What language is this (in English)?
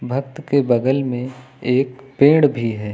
Hindi